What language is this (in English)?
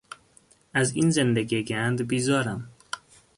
Persian